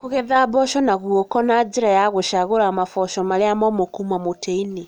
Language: Kikuyu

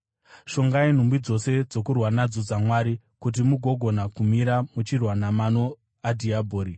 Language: Shona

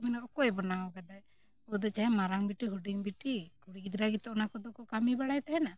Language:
Santali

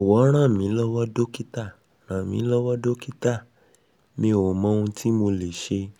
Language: Yoruba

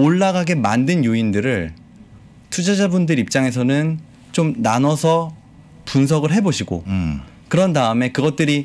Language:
Korean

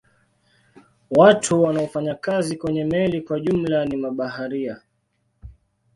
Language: Swahili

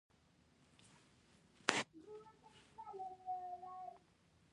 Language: Pashto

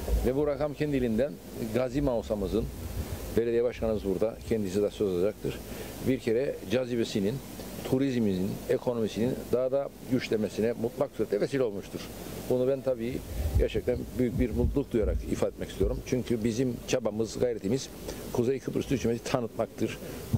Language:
Turkish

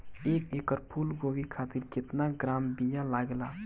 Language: Bhojpuri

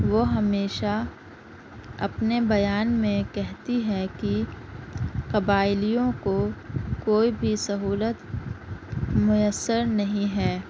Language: Urdu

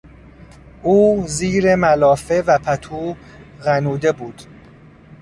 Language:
Persian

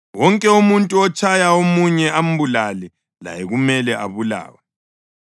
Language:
North Ndebele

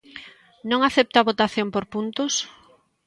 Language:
Galician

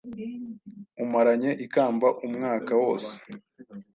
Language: Kinyarwanda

